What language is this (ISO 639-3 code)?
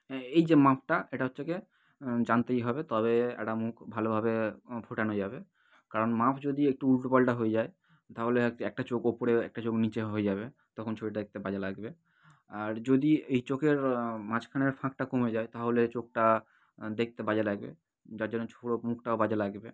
ben